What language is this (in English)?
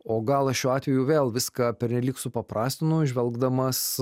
Lithuanian